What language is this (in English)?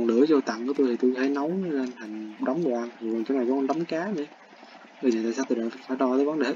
Vietnamese